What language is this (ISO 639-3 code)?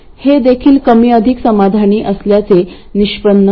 mar